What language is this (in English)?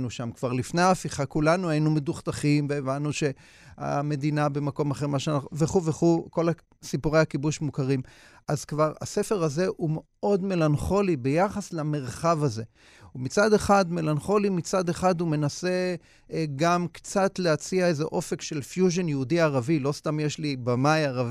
Hebrew